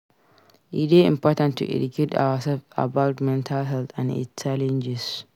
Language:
Nigerian Pidgin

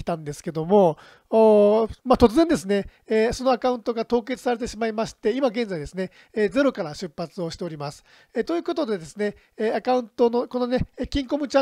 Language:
Japanese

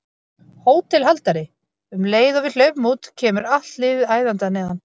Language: Icelandic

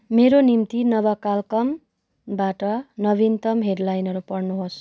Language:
Nepali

